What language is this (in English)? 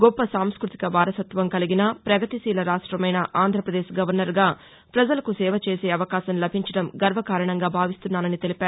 Telugu